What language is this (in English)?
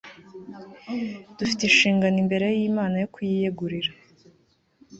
Kinyarwanda